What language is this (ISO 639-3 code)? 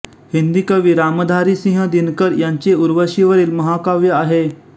mar